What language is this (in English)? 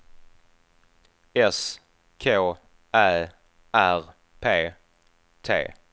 Swedish